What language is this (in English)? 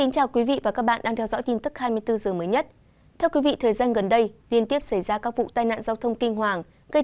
Vietnamese